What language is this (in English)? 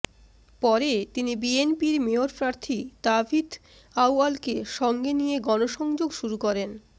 Bangla